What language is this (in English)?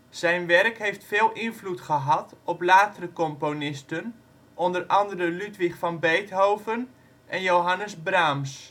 Dutch